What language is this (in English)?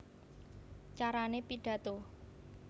Javanese